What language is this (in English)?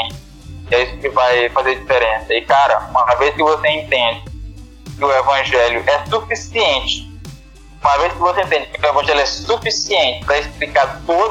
Portuguese